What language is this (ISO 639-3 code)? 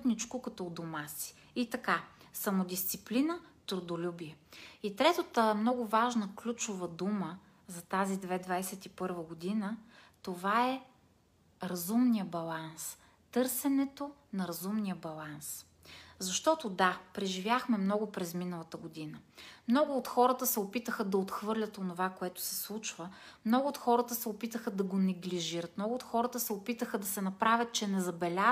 bul